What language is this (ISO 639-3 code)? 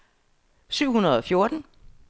dan